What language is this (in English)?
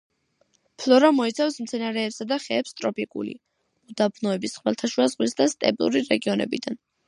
Georgian